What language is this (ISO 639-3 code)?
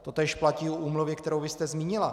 ces